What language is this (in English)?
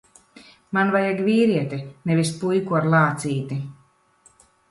Latvian